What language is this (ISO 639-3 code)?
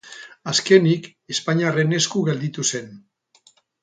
eus